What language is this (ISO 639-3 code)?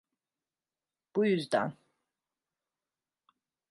tur